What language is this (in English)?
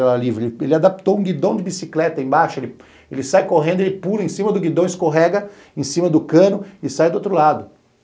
Portuguese